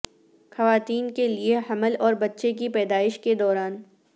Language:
Urdu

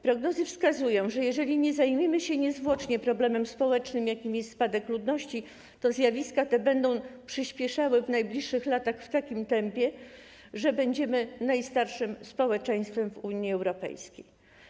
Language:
Polish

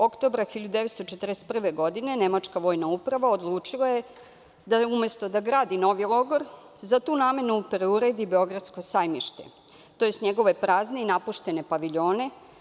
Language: Serbian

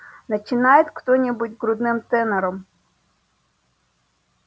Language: Russian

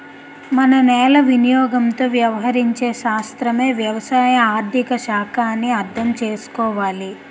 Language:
Telugu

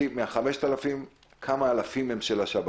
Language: Hebrew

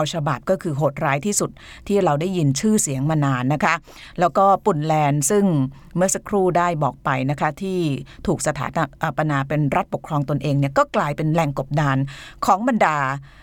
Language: Thai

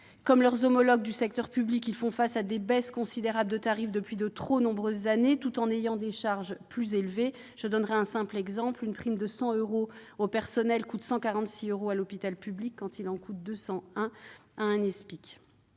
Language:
French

